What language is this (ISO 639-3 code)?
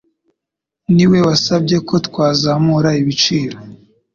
kin